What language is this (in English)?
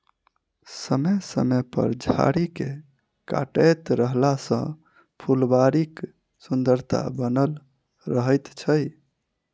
Maithili